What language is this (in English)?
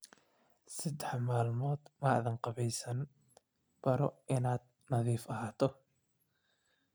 Somali